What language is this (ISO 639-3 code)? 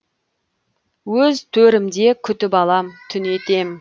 kaz